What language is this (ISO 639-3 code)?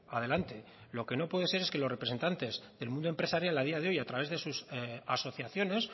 spa